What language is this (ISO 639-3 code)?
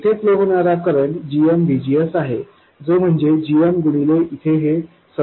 mar